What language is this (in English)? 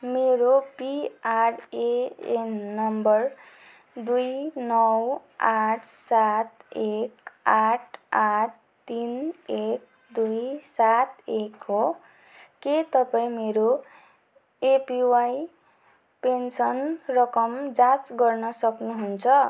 Nepali